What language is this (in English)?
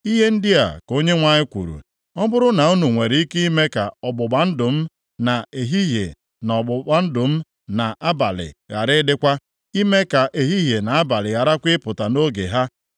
Igbo